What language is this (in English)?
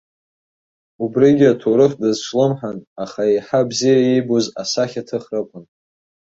Abkhazian